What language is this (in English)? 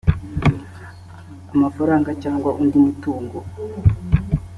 Kinyarwanda